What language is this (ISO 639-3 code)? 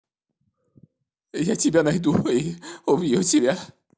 rus